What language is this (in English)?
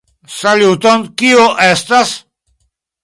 Esperanto